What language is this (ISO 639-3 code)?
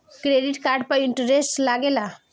bho